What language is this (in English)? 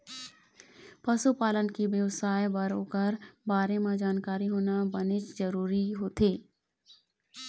Chhattisgarhi